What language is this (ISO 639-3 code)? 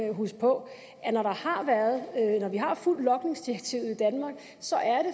dan